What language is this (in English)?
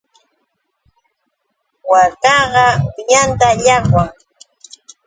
Yauyos Quechua